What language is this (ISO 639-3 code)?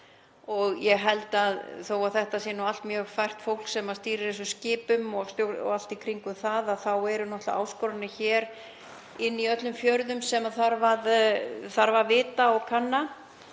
isl